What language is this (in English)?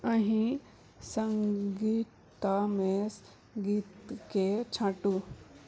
Maithili